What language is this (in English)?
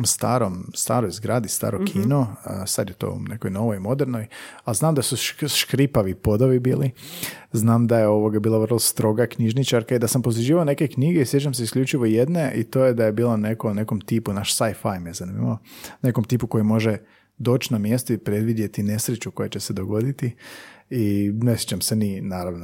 Croatian